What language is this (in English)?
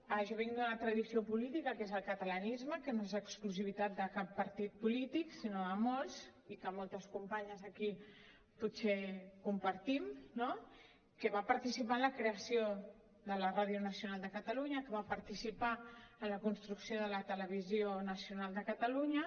Catalan